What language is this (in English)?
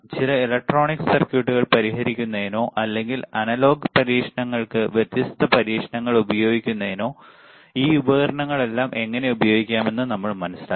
Malayalam